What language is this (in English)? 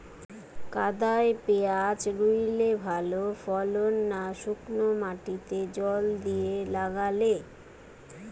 Bangla